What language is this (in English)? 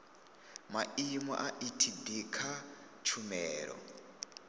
Venda